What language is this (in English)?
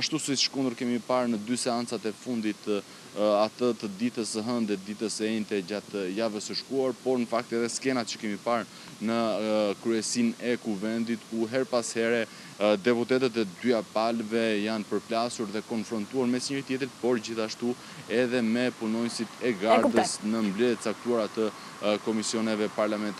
Romanian